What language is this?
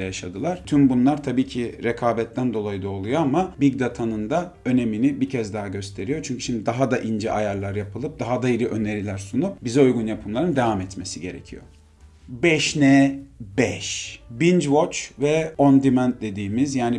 Turkish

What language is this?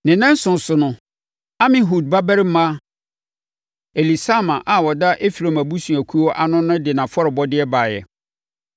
Akan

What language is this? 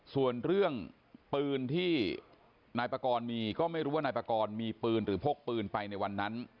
Thai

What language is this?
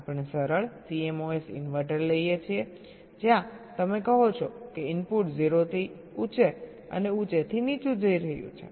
Gujarati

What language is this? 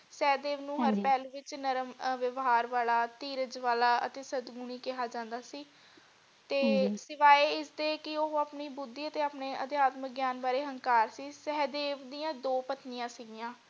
Punjabi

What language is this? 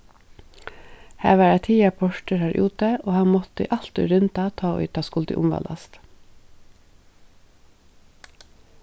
Faroese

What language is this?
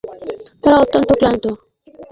Bangla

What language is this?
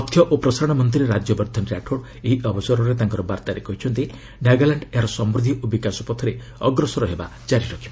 Odia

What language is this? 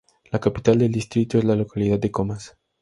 Spanish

